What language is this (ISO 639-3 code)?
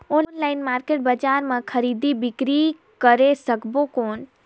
hne